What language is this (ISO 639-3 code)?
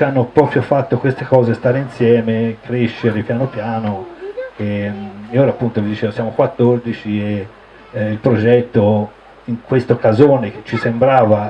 ita